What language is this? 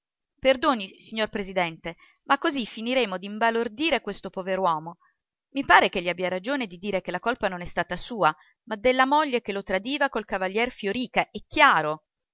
Italian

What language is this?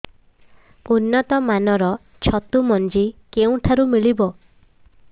Odia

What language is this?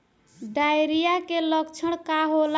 Bhojpuri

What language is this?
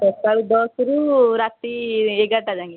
Odia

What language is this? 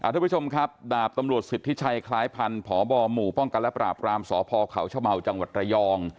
Thai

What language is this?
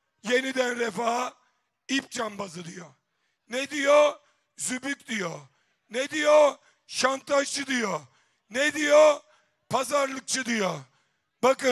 Turkish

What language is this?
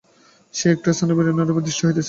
Bangla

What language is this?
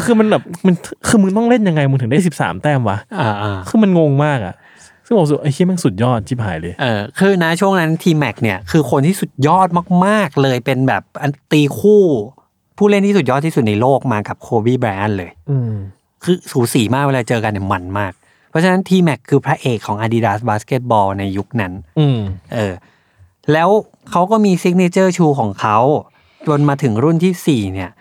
Thai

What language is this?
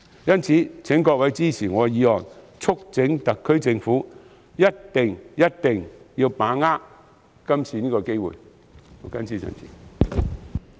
Cantonese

